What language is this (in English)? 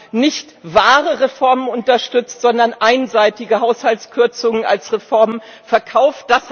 German